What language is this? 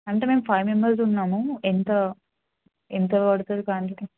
Telugu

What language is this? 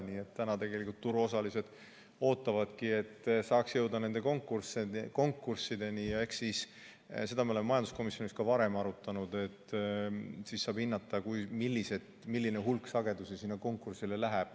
Estonian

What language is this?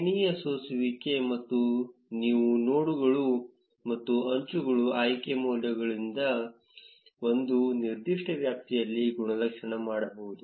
Kannada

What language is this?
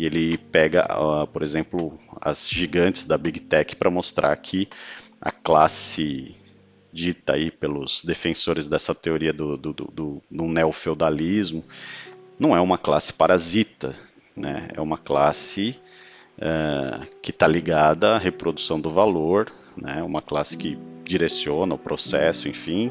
Portuguese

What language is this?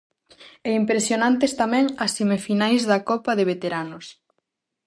Galician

